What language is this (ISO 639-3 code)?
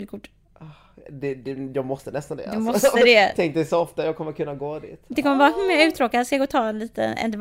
swe